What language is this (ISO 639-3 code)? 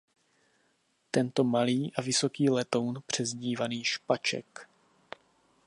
ces